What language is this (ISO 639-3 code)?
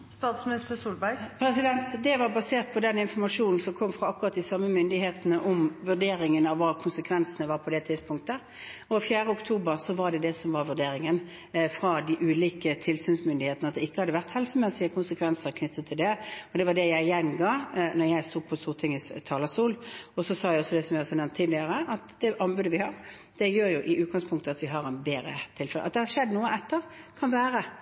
nor